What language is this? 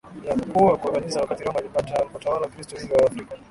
Swahili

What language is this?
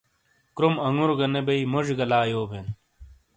Shina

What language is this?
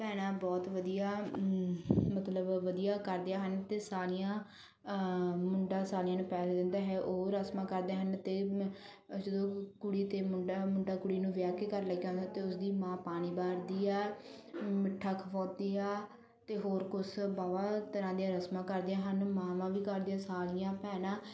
Punjabi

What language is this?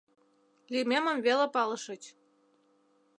Mari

